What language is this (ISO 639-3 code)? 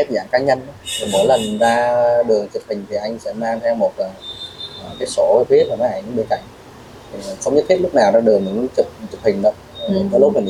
vie